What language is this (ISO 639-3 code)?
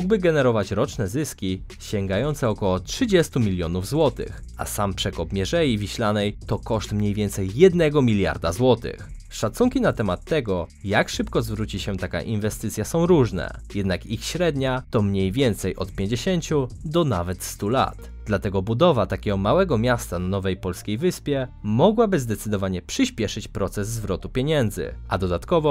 pol